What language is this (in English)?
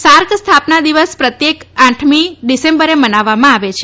Gujarati